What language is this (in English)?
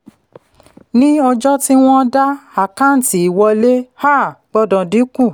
Yoruba